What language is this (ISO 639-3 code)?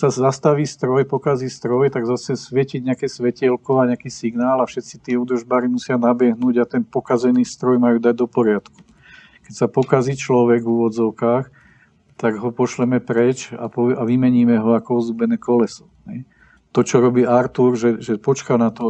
ces